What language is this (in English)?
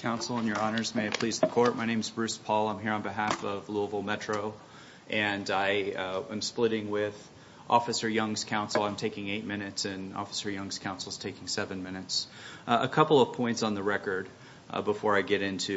English